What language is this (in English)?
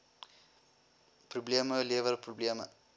Afrikaans